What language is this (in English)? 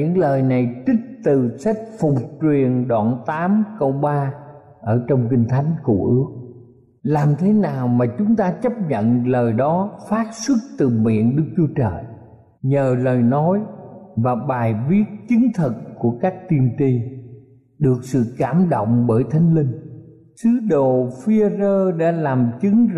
Vietnamese